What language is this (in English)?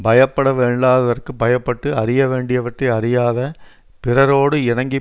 Tamil